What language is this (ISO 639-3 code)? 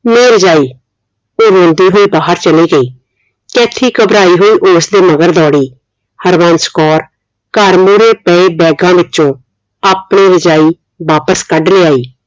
pan